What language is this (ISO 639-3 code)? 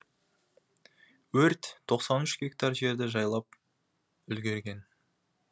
kaz